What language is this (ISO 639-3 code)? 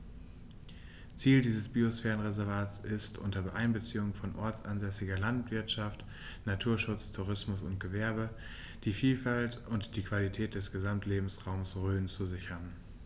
deu